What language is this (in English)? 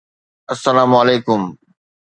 Sindhi